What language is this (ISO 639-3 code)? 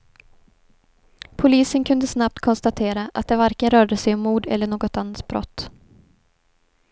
swe